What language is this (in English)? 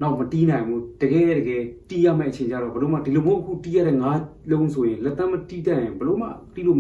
Italian